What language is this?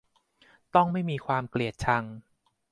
Thai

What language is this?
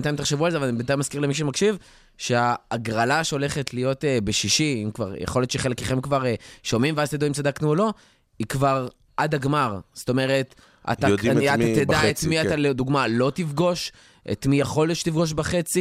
Hebrew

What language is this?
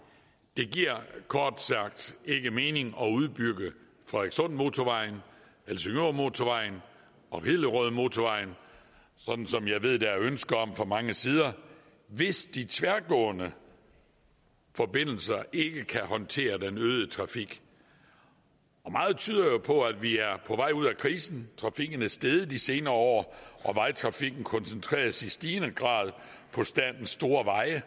Danish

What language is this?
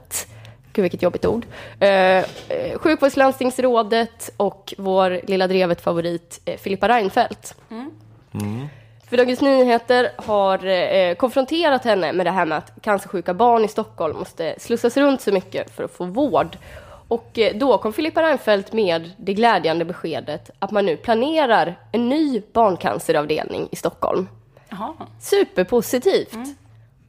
Swedish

